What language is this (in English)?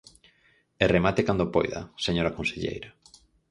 Galician